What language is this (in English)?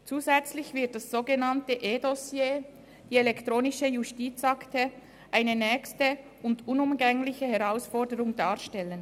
Swiss German